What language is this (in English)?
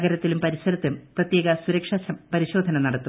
Malayalam